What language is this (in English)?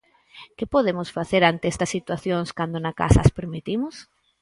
Galician